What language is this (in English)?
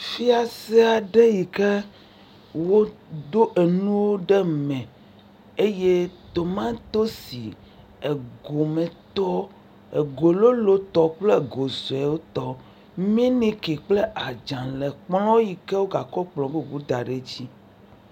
Ewe